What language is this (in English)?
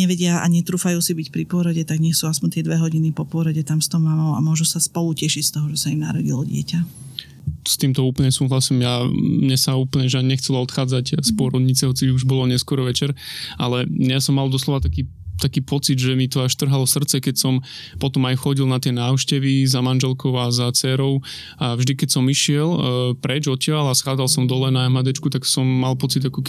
Slovak